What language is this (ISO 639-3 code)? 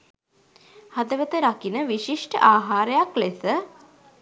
sin